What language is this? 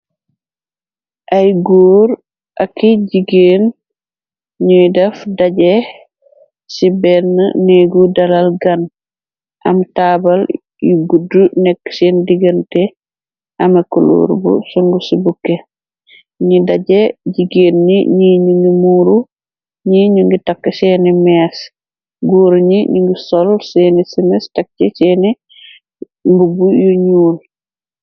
Wolof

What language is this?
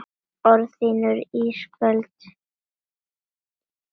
Icelandic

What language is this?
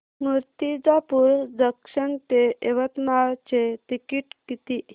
Marathi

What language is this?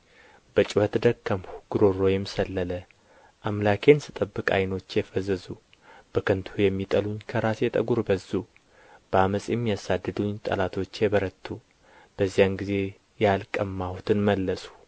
Amharic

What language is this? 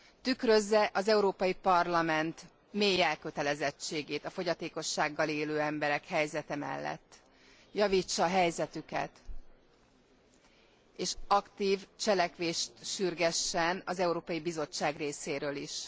Hungarian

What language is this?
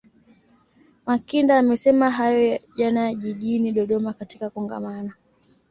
Swahili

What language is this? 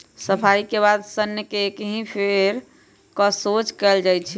Magahi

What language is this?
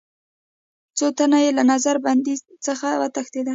Pashto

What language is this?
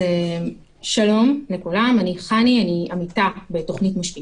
Hebrew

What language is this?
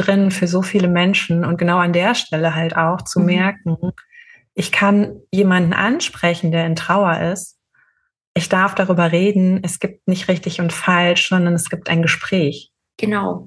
German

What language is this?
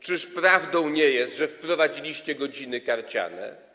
Polish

